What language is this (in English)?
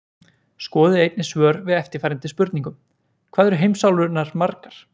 Icelandic